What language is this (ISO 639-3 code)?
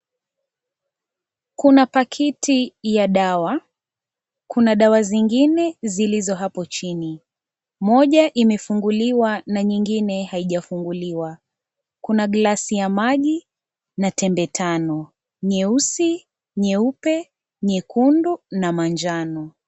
swa